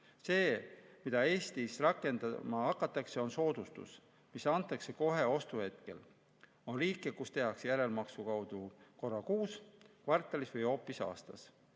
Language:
Estonian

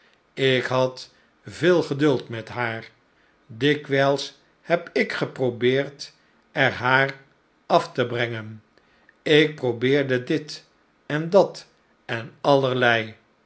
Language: Dutch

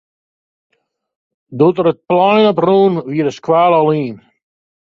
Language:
Western Frisian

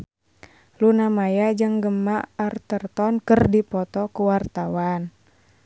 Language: Sundanese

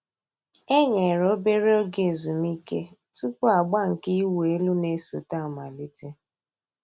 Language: Igbo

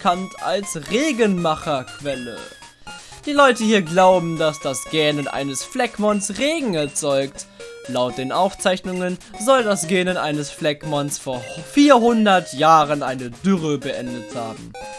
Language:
German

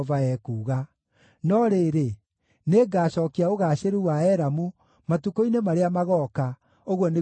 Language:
Kikuyu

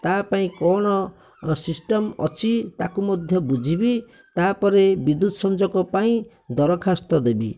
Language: Odia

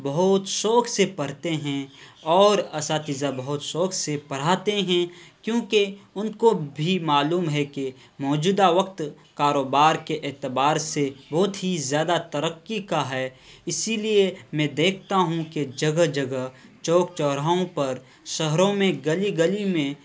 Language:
Urdu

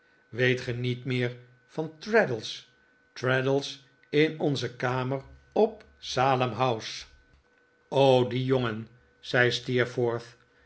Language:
Dutch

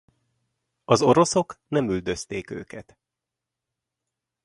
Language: Hungarian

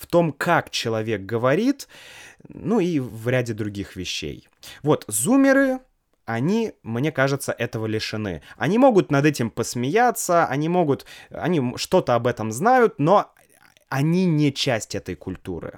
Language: Russian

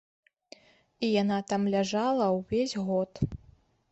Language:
Belarusian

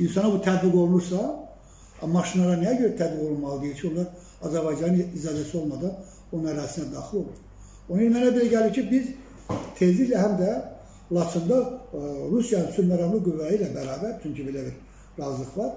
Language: Turkish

